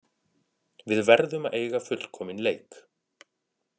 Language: Icelandic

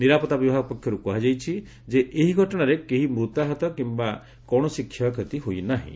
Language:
Odia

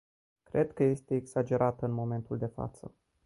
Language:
Romanian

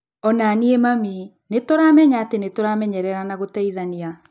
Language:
Kikuyu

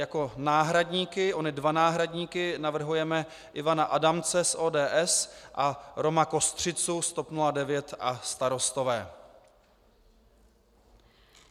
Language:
Czech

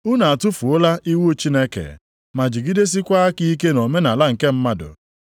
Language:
Igbo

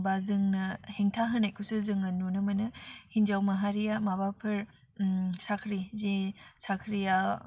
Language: Bodo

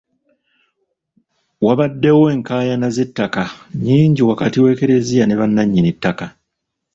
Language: Ganda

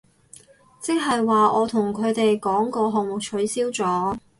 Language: Cantonese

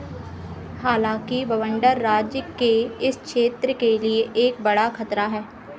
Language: Hindi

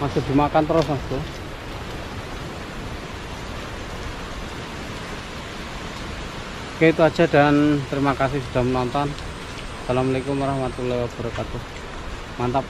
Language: Indonesian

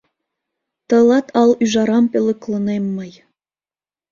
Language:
Mari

